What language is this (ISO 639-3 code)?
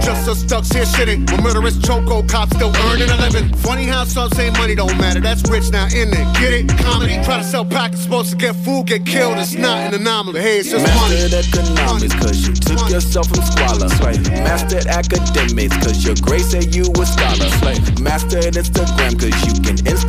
pol